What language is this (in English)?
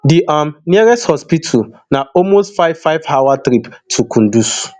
Nigerian Pidgin